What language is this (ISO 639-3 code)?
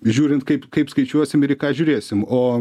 lit